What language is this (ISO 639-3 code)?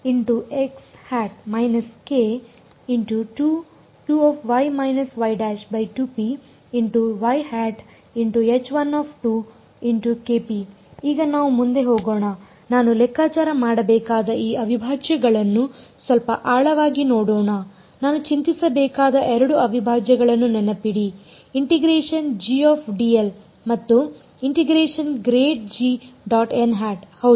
kan